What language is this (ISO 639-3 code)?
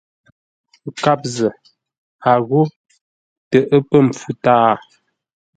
nla